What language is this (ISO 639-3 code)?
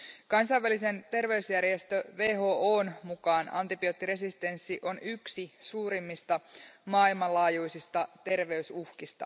fin